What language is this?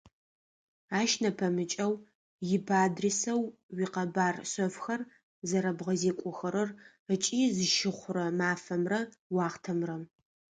Adyghe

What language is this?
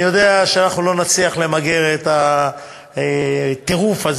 Hebrew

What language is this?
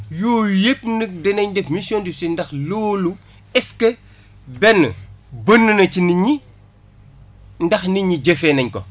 Wolof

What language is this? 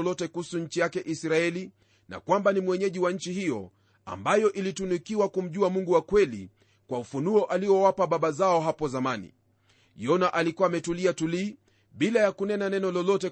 Swahili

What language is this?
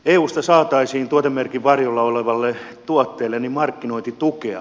Finnish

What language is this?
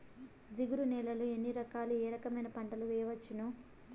Telugu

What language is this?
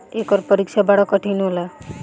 Bhojpuri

